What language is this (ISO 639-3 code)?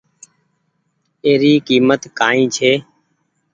gig